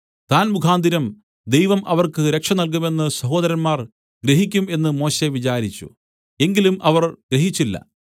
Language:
Malayalam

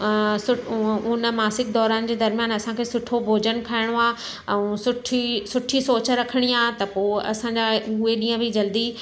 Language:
Sindhi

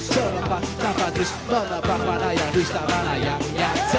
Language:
Indonesian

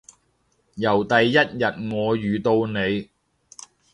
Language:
Cantonese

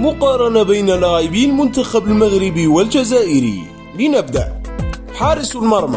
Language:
Arabic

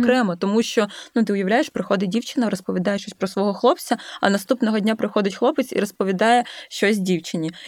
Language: Ukrainian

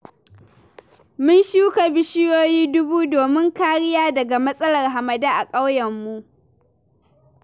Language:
Hausa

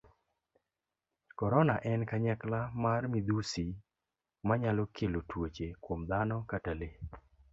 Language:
Luo (Kenya and Tanzania)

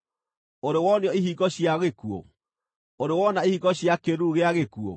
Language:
Kikuyu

